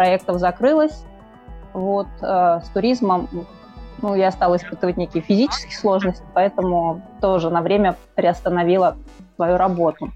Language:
Russian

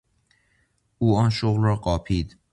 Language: Persian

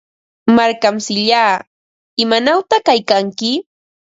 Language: Ambo-Pasco Quechua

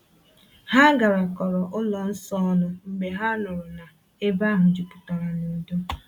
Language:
Igbo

